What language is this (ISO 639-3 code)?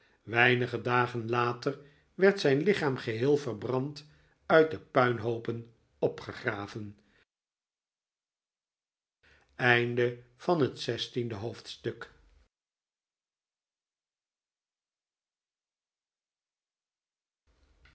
nld